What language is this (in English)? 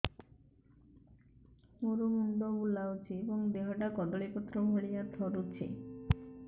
Odia